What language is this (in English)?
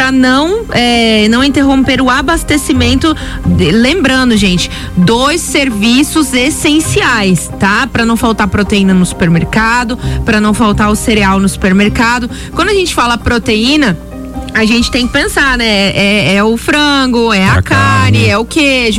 Portuguese